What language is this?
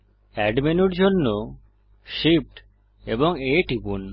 Bangla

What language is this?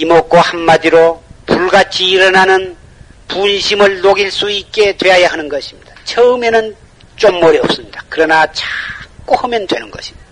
Korean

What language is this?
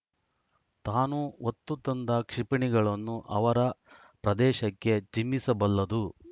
Kannada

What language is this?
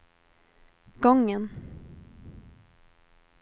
Swedish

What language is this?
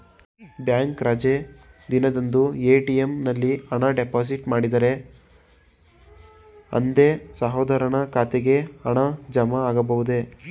Kannada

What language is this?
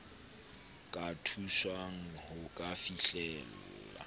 Southern Sotho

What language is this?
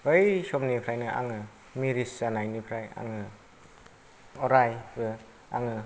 Bodo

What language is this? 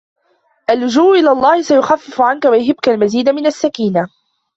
Arabic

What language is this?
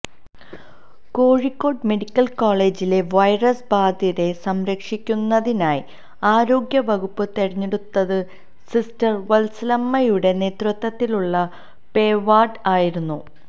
Malayalam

